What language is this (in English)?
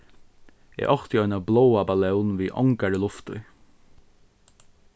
Faroese